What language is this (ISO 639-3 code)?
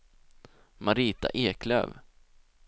swe